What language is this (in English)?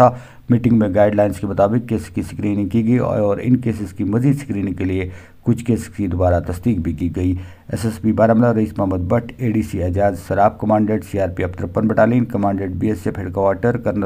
Hindi